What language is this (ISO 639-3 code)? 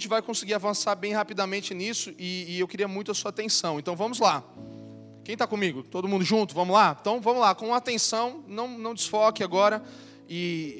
por